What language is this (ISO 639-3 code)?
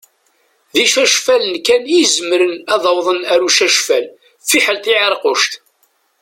kab